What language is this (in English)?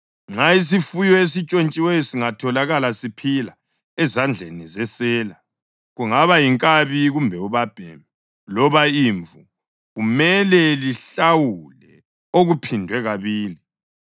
North Ndebele